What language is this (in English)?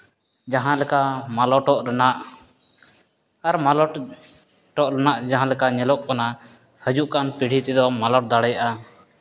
Santali